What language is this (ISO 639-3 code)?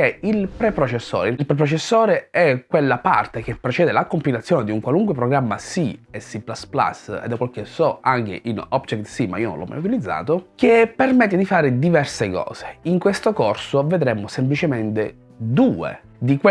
ita